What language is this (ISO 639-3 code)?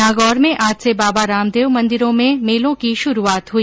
hin